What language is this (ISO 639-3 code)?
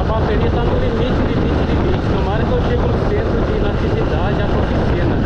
por